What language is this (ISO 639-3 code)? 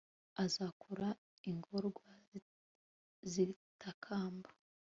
kin